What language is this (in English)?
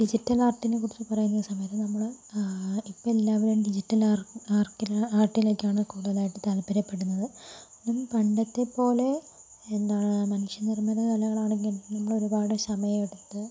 Malayalam